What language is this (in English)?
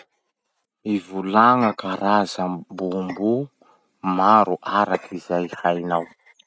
Masikoro Malagasy